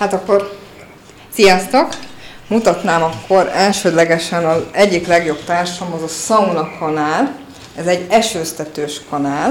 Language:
Hungarian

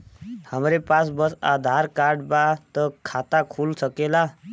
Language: Bhojpuri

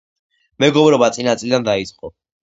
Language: Georgian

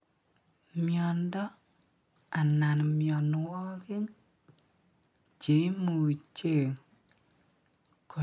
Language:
Kalenjin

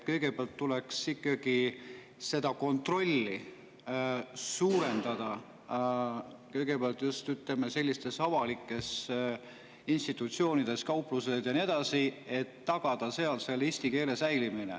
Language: Estonian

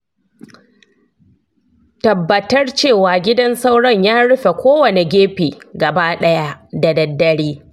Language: Hausa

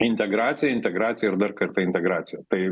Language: Lithuanian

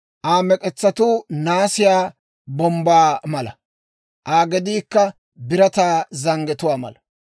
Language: Dawro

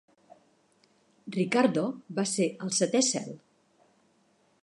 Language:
Catalan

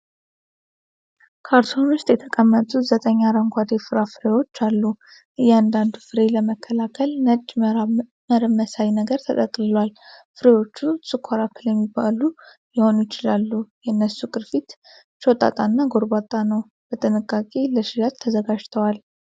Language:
Amharic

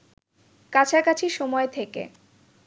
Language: Bangla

